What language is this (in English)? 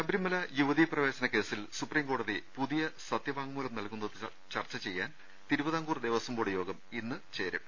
Malayalam